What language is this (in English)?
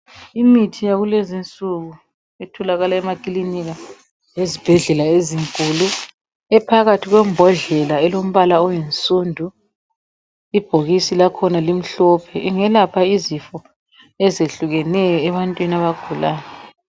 North Ndebele